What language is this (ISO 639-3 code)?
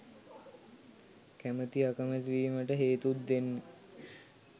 sin